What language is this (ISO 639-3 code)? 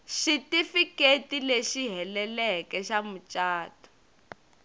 tso